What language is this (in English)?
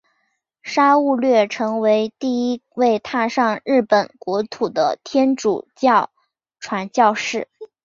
Chinese